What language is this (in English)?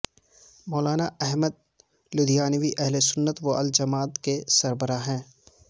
Urdu